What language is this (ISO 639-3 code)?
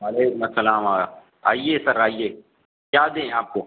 urd